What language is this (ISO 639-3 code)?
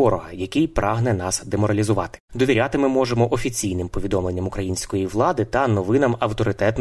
ukr